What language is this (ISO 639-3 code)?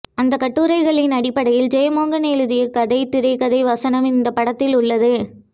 tam